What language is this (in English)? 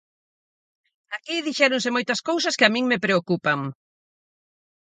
Galician